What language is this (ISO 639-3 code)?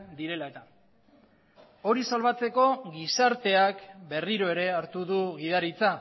eus